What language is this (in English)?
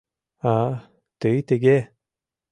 Mari